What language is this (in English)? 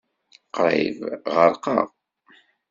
Kabyle